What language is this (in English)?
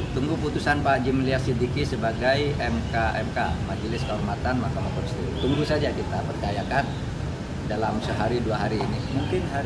Indonesian